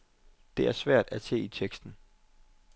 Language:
Danish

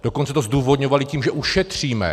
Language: Czech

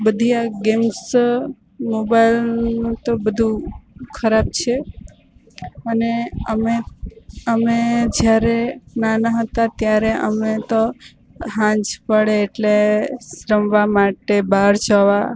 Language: Gujarati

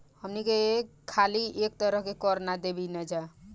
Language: Bhojpuri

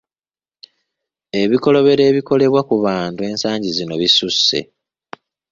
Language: Ganda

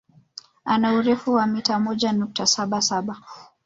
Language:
Swahili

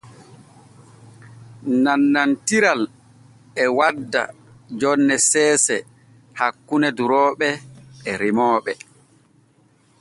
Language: Borgu Fulfulde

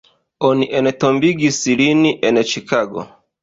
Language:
Esperanto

